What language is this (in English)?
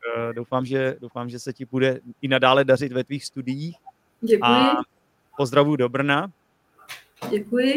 Czech